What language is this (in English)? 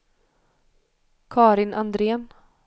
Swedish